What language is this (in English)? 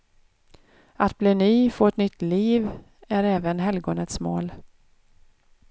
Swedish